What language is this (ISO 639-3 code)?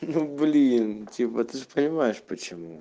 rus